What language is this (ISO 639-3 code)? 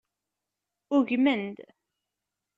kab